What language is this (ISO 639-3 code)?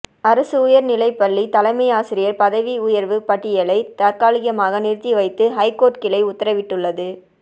tam